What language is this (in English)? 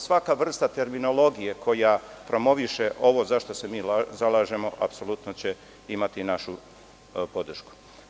Serbian